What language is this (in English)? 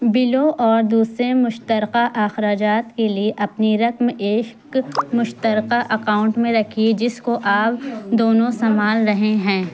Urdu